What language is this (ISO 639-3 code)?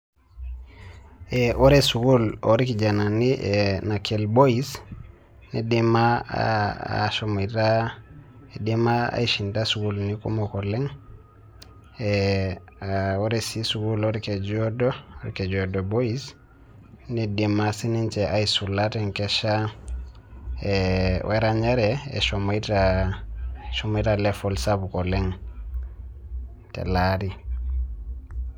mas